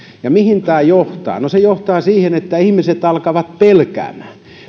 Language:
Finnish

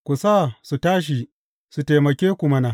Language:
Hausa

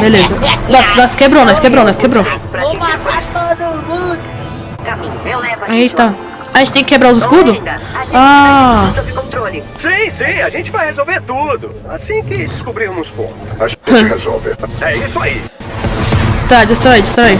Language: Portuguese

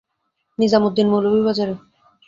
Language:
Bangla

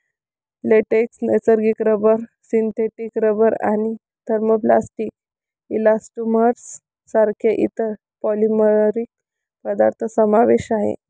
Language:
Marathi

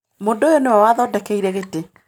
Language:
Kikuyu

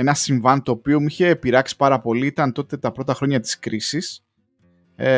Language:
Greek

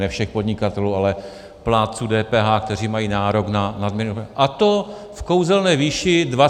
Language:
Czech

